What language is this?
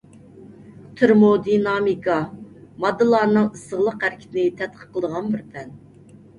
Uyghur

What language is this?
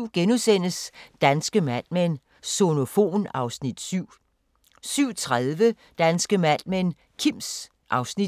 Danish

